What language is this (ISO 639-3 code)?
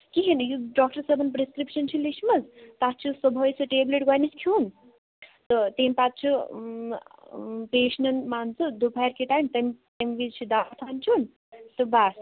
kas